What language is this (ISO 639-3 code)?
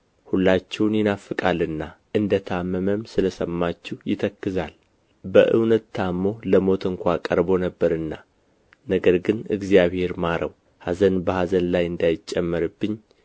amh